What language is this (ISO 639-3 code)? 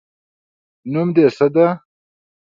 pus